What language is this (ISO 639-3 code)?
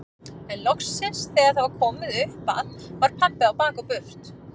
isl